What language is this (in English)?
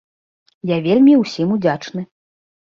Belarusian